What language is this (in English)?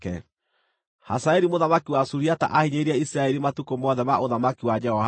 Kikuyu